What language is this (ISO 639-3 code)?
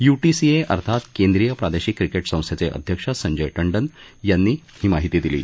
mar